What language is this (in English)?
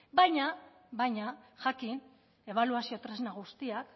Basque